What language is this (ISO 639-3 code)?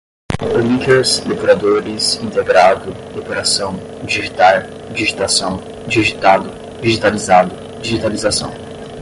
por